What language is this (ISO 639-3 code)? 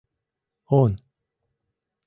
chm